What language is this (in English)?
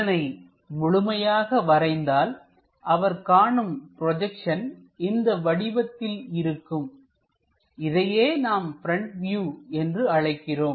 Tamil